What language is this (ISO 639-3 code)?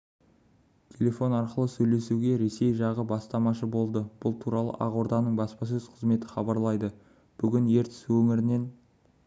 kaz